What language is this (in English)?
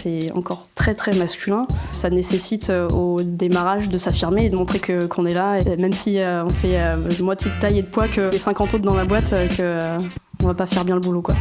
French